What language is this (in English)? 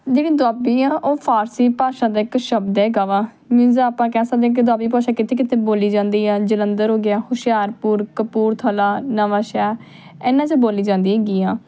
Punjabi